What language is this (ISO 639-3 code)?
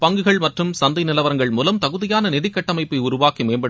tam